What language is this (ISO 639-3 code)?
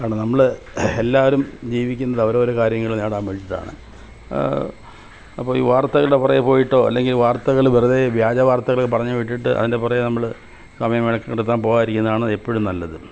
mal